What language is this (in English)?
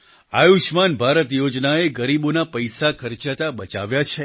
Gujarati